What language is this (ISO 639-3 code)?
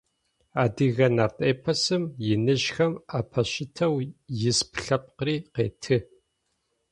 ady